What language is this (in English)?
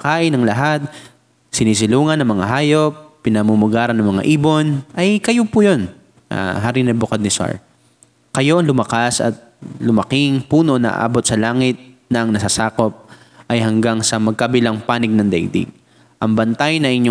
Filipino